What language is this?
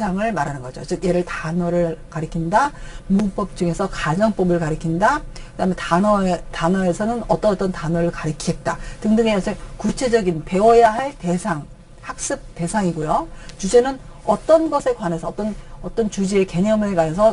Korean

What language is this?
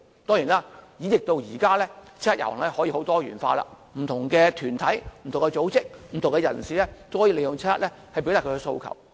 Cantonese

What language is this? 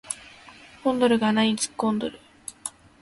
Japanese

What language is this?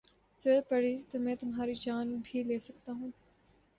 Urdu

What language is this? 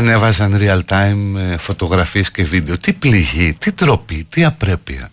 Greek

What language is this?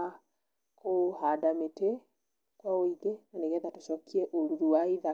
Kikuyu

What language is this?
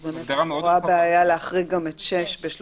Hebrew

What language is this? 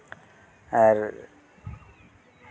Santali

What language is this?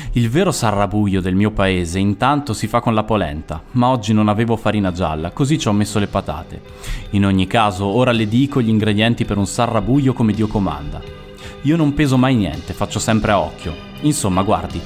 Italian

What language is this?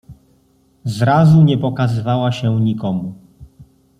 Polish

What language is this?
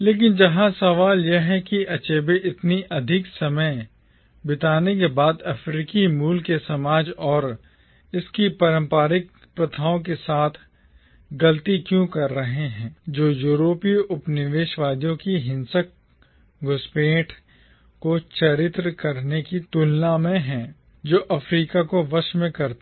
Hindi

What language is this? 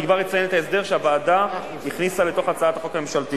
Hebrew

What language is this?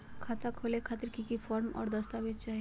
Magahi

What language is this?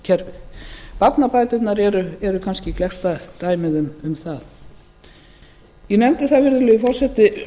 Icelandic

